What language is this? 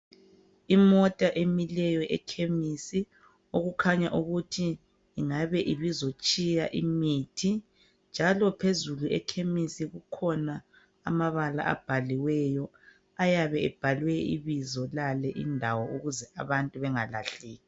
North Ndebele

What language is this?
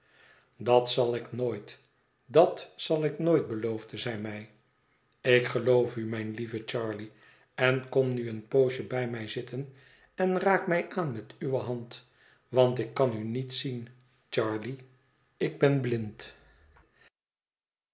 Dutch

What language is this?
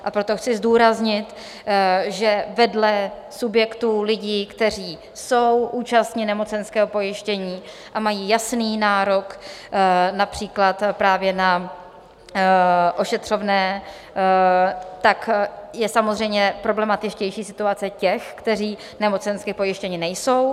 Czech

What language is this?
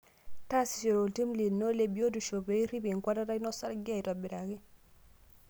Masai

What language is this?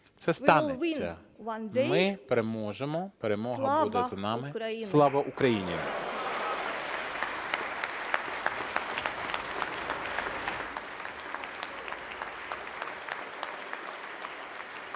Ukrainian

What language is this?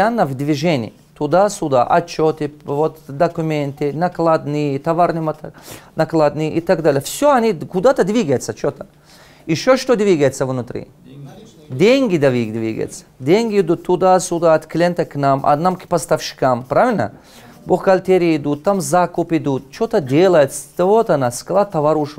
Russian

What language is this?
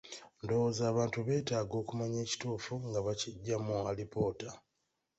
Ganda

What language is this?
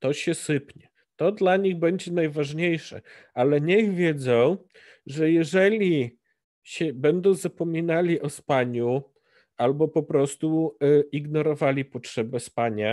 Polish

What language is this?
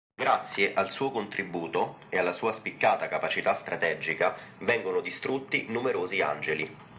Italian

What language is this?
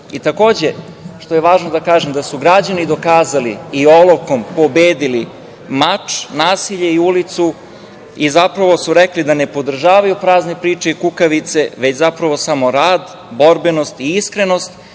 Serbian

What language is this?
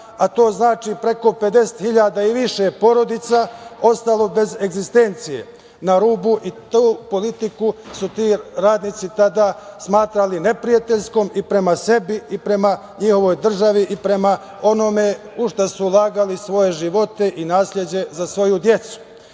Serbian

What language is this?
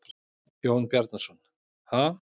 Icelandic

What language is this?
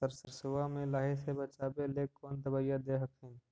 Magahi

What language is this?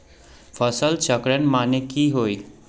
Magahi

